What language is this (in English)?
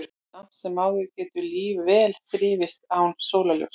Icelandic